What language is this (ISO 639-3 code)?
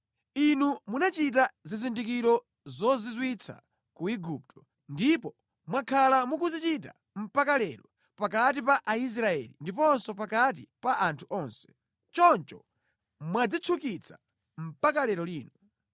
nya